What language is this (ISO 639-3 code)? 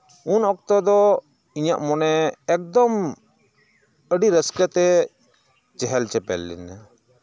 sat